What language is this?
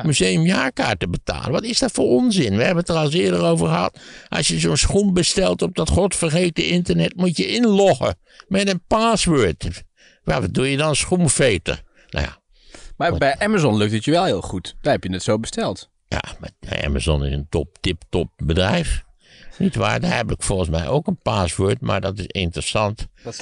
Dutch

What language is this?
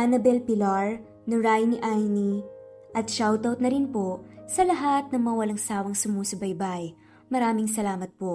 Filipino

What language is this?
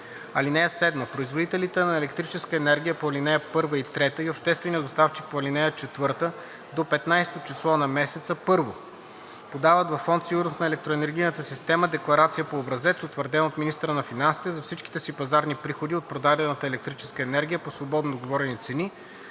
Bulgarian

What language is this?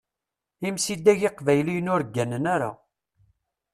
Kabyle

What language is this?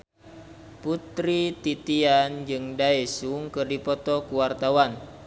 Sundanese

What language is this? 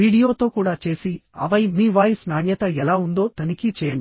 Telugu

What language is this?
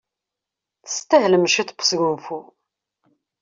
Kabyle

